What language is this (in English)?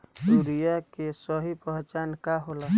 Bhojpuri